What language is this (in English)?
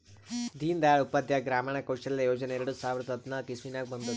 Kannada